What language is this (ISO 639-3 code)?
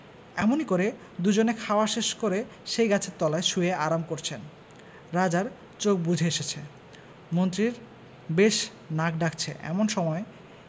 ben